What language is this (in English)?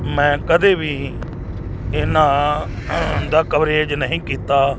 Punjabi